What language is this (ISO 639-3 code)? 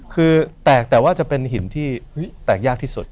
tha